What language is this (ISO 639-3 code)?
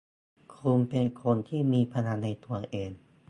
tha